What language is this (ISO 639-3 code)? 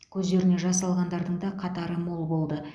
kaz